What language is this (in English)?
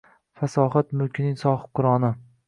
Uzbek